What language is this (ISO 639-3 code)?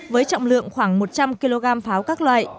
vie